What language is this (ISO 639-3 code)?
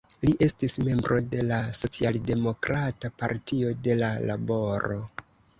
epo